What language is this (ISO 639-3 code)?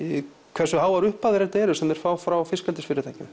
isl